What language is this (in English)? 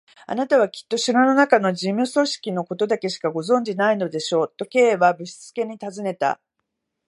Japanese